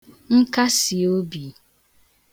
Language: Igbo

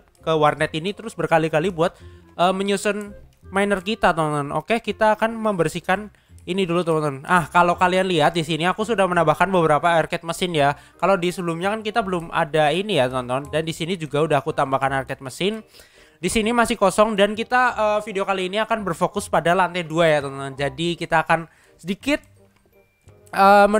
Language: Indonesian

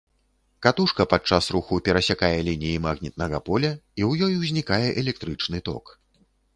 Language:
Belarusian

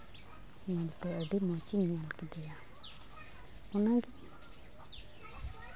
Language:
Santali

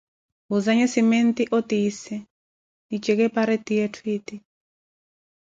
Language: Koti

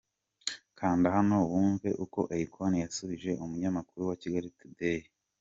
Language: Kinyarwanda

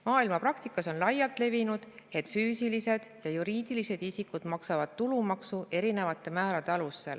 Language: Estonian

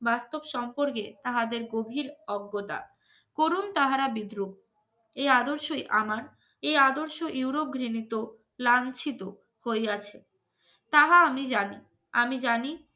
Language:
Bangla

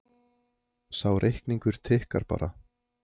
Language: Icelandic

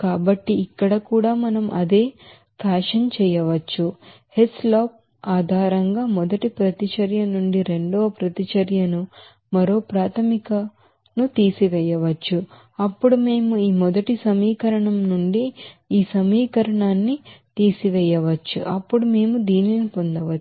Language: Telugu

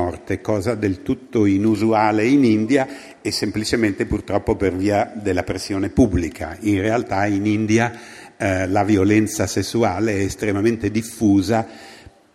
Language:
Italian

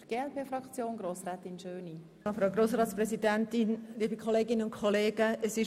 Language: Swiss German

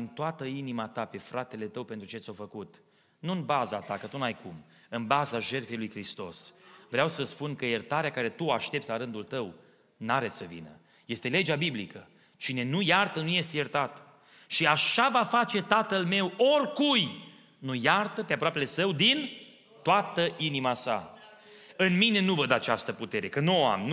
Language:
Romanian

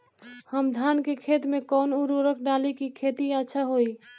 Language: Bhojpuri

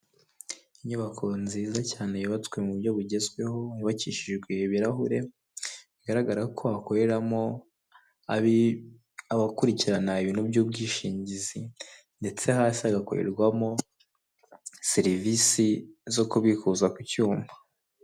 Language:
Kinyarwanda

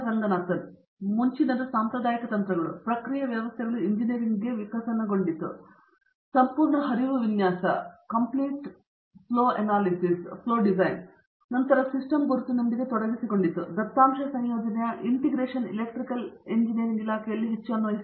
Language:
Kannada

